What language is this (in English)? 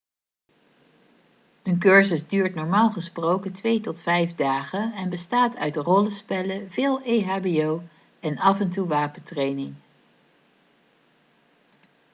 Dutch